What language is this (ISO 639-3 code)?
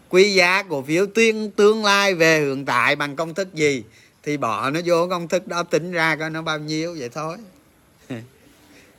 vie